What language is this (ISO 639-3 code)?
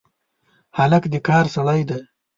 pus